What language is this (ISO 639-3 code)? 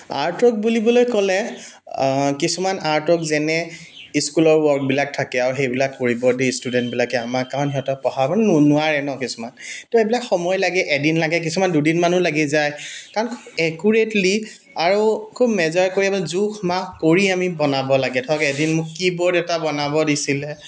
asm